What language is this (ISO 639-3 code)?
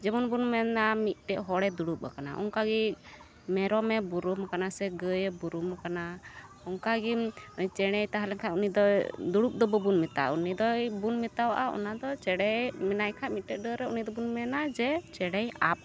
sat